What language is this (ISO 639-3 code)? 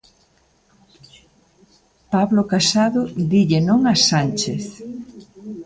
glg